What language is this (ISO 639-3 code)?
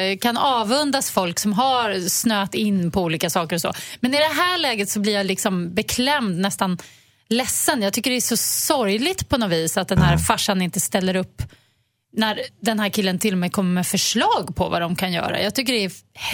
swe